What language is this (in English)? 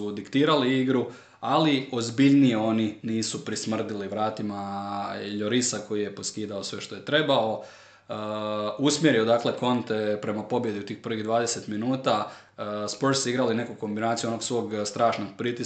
Croatian